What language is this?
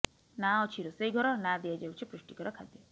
Odia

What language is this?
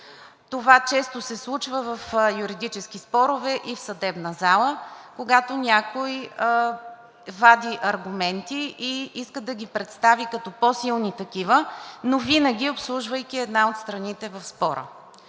Bulgarian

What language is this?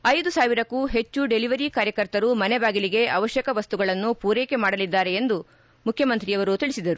Kannada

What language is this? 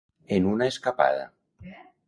Catalan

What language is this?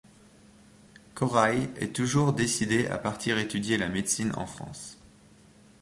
French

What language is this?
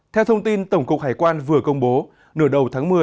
Vietnamese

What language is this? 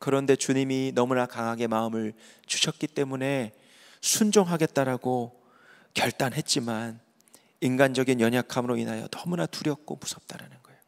Korean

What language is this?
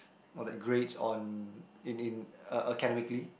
English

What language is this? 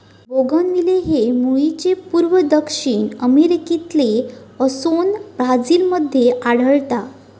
Marathi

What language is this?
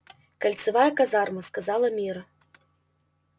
Russian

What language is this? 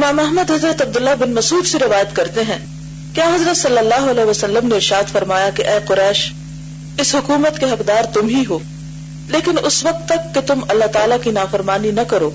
Urdu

